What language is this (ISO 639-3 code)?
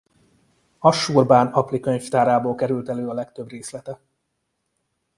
hun